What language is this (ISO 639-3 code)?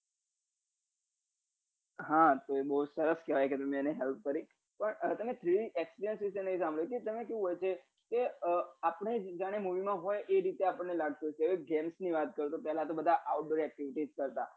guj